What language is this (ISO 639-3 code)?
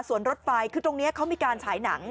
tha